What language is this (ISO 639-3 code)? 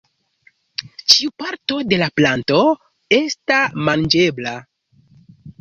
epo